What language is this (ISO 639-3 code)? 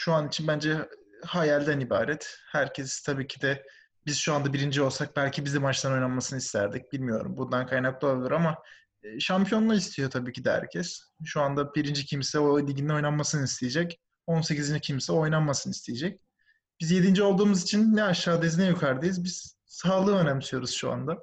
tur